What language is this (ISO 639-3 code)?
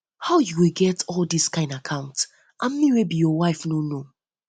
pcm